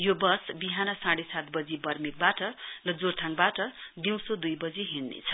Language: Nepali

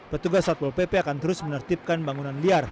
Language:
Indonesian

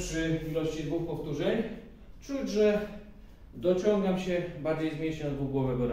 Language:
Polish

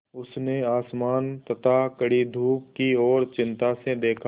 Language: Hindi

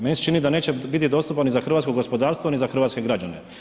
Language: Croatian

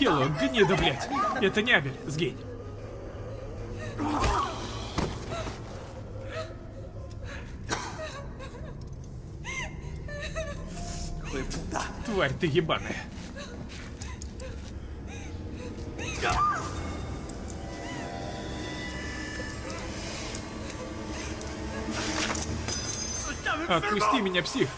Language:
Russian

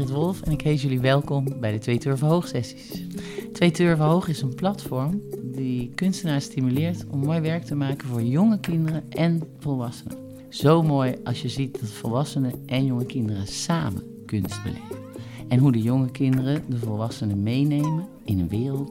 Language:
Dutch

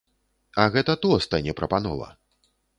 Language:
Belarusian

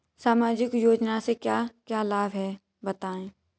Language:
Hindi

